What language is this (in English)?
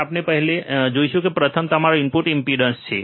Gujarati